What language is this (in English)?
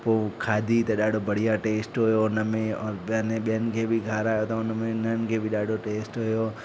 Sindhi